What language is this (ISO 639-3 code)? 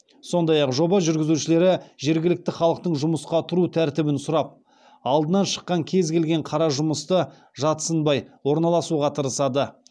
kaz